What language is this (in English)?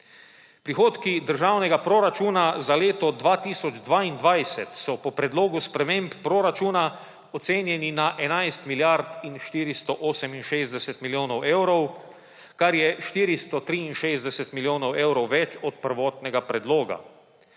Slovenian